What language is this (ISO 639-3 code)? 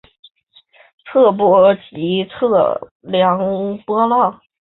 zho